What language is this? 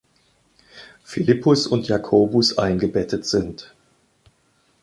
German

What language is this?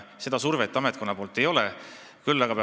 Estonian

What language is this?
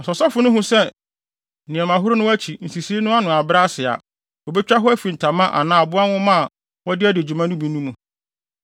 Akan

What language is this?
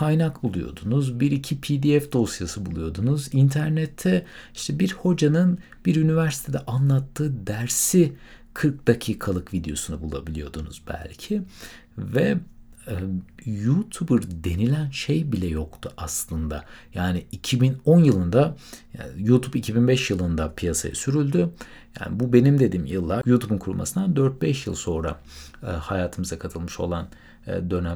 Turkish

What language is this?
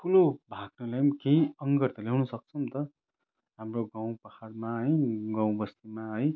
Nepali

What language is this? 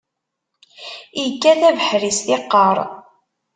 Kabyle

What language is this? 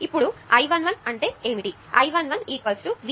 Telugu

